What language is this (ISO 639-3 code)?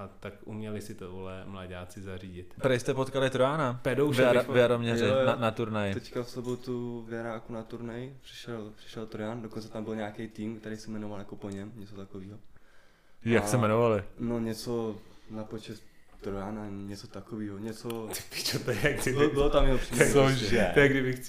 ces